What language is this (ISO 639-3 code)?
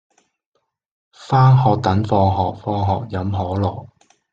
yue